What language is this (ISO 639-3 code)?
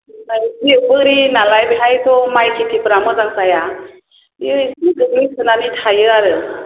brx